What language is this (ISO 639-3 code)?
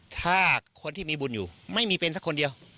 tha